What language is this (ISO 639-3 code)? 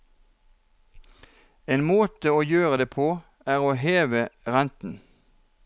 nor